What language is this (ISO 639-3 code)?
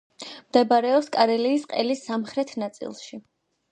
kat